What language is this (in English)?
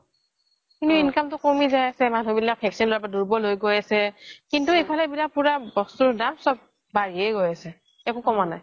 Assamese